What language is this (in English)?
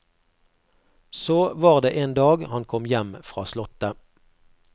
Norwegian